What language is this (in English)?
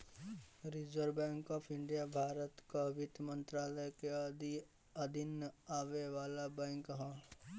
Bhojpuri